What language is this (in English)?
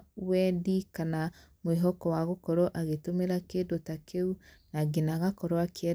Kikuyu